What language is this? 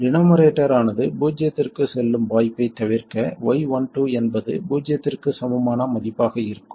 Tamil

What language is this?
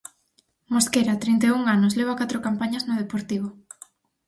Galician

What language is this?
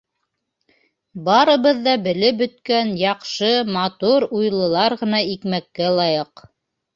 Bashkir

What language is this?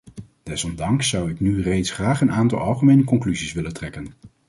Dutch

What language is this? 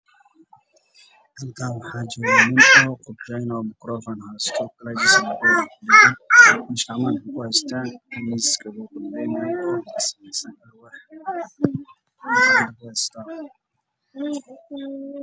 Somali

